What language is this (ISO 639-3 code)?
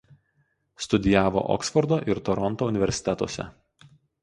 lit